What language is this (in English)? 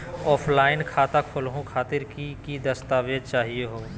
Magahi